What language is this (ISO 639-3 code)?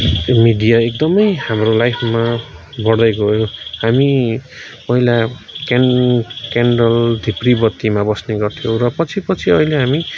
nep